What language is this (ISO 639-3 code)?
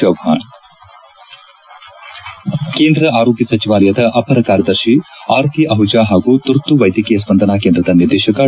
kan